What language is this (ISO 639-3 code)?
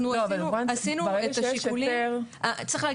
heb